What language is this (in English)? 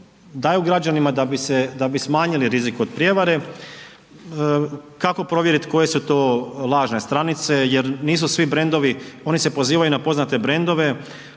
Croatian